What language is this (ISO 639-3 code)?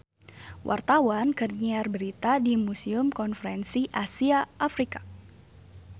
sun